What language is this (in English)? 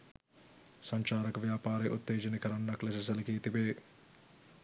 Sinhala